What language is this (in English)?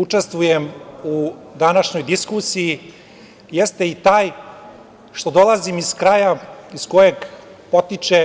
Serbian